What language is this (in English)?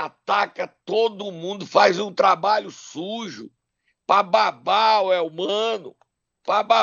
Portuguese